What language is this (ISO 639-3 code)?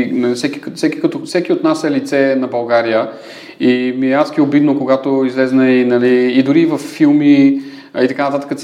bul